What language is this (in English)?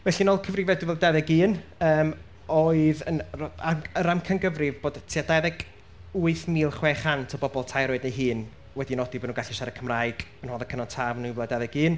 Welsh